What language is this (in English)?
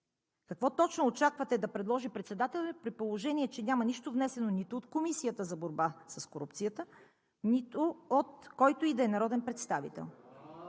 Bulgarian